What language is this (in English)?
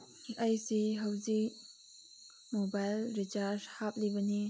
Manipuri